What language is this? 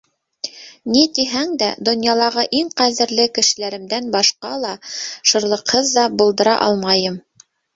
Bashkir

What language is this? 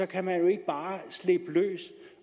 Danish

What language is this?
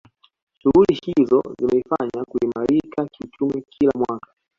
Swahili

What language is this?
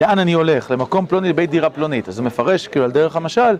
Hebrew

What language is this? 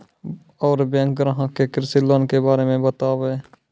Maithili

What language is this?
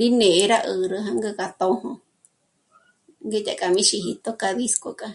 Michoacán Mazahua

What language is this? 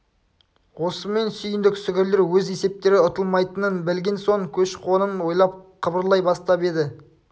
Kazakh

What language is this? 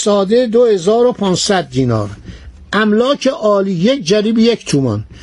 Persian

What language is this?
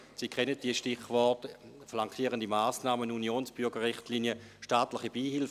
Swiss German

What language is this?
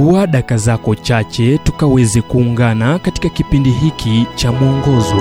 Swahili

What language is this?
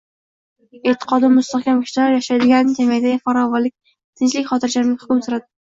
Uzbek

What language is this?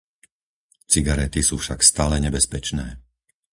Slovak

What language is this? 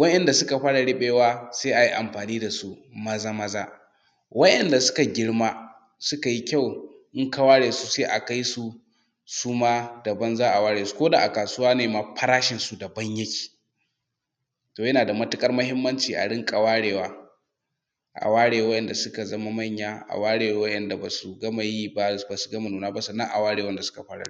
Hausa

